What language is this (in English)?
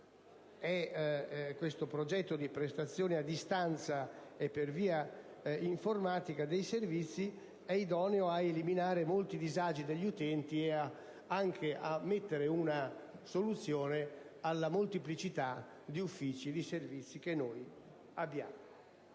Italian